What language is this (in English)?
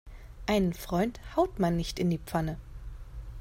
German